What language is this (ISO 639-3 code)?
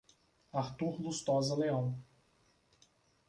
por